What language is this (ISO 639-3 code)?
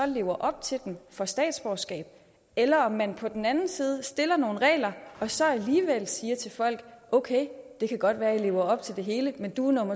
dan